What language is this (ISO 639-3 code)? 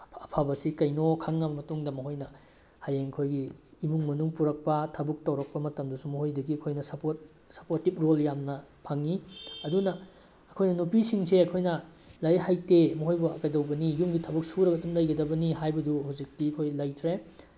mni